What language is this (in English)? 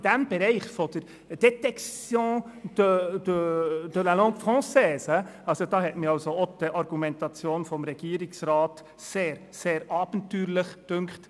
Swiss German